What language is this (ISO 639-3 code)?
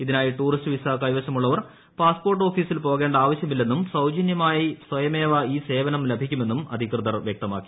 mal